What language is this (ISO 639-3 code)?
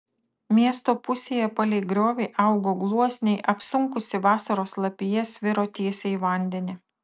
lit